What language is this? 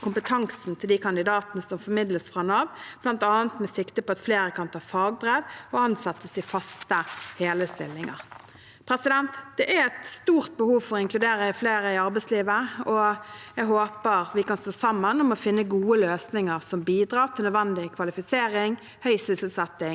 Norwegian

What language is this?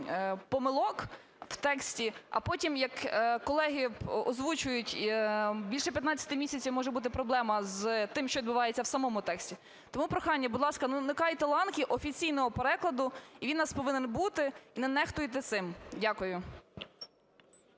Ukrainian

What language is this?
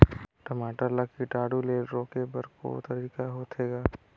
Chhattisgarhi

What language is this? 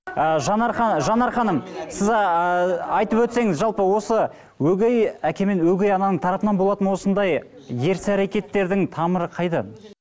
Kazakh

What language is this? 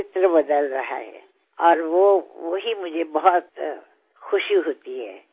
Assamese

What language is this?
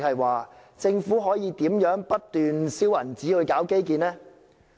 Cantonese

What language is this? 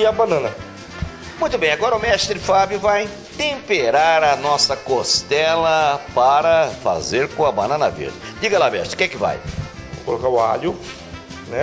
Portuguese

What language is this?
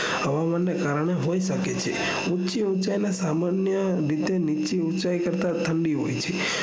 Gujarati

